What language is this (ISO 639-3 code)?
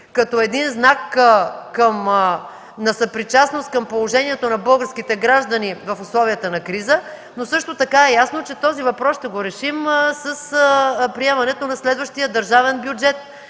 bul